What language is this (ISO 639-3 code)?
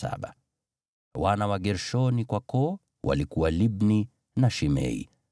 swa